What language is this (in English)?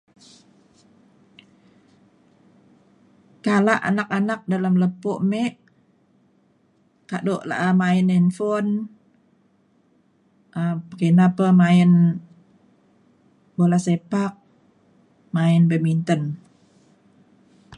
Mainstream Kenyah